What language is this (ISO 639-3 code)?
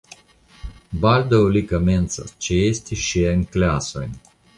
epo